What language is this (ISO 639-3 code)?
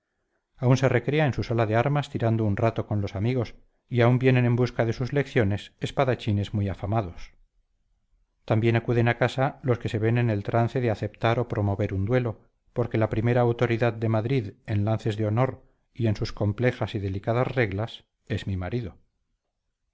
spa